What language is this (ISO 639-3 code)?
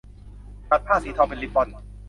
tha